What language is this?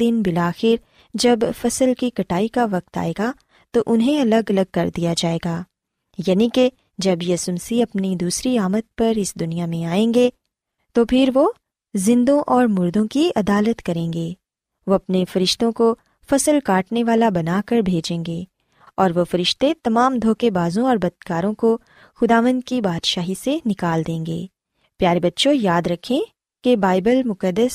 Urdu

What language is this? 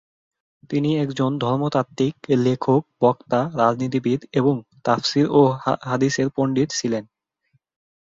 Bangla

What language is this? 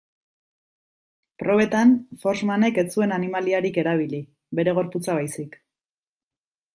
Basque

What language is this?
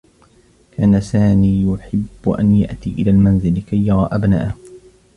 Arabic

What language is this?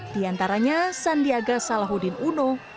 Indonesian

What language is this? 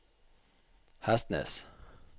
Norwegian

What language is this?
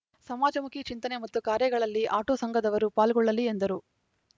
Kannada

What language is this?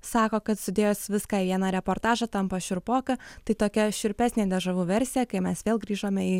Lithuanian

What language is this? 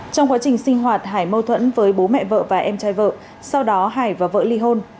Vietnamese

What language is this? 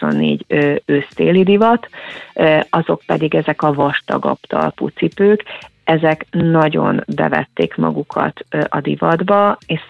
Hungarian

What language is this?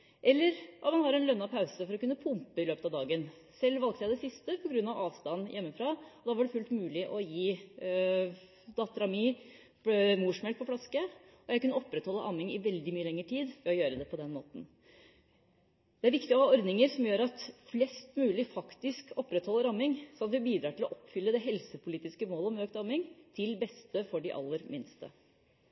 Norwegian Bokmål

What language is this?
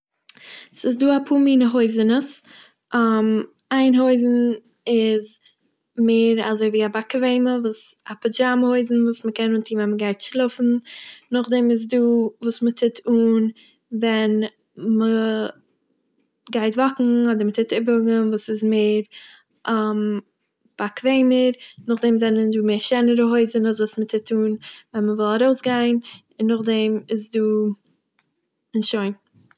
Yiddish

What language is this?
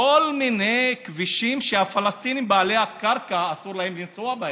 Hebrew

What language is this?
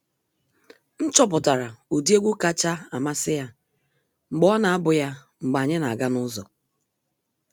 Igbo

